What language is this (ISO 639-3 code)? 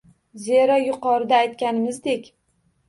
uzb